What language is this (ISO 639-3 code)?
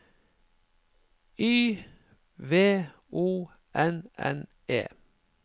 nor